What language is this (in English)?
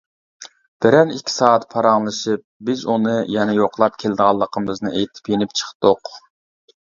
Uyghur